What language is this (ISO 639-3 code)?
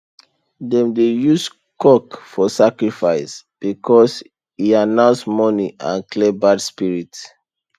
pcm